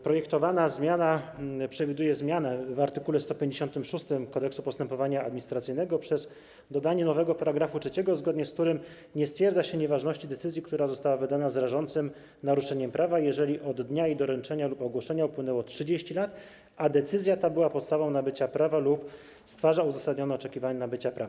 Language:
Polish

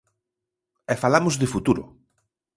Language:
Galician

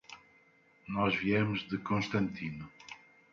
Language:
Portuguese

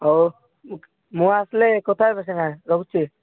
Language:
Odia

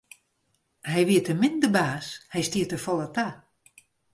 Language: Western Frisian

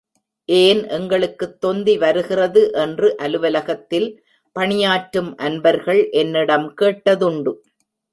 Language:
Tamil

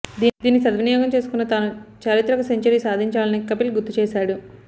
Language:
Telugu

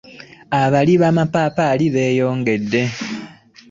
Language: Ganda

